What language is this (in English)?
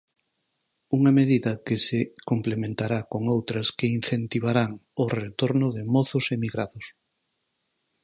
Galician